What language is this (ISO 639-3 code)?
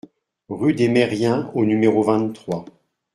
fra